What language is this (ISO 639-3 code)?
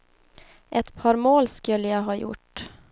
swe